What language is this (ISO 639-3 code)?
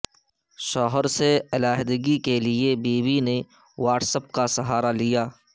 urd